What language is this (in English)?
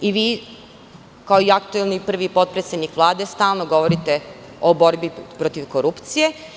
Serbian